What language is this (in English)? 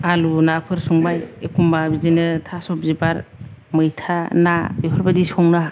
Bodo